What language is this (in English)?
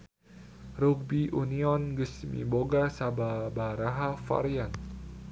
Sundanese